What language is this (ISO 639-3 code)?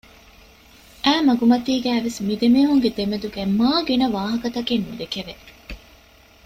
div